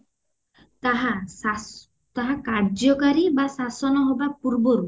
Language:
Odia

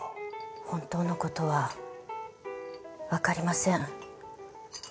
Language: Japanese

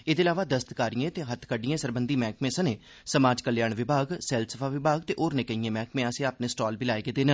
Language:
Dogri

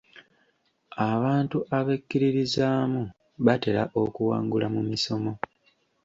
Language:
Ganda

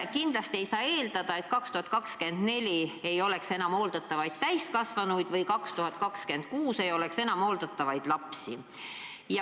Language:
Estonian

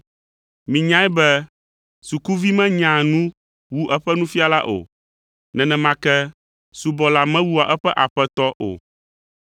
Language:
Ewe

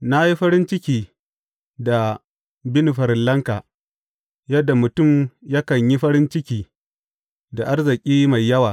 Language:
Hausa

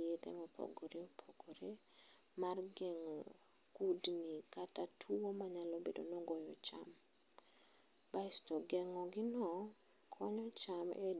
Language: Luo (Kenya and Tanzania)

